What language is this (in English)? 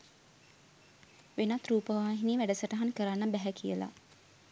Sinhala